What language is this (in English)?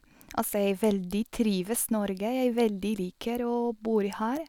Norwegian